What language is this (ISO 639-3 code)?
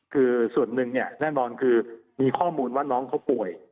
tha